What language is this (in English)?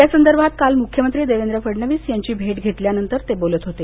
Marathi